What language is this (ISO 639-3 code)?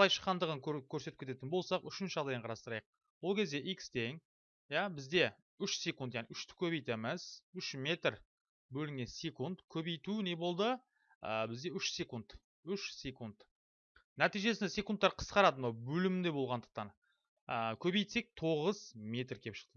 tur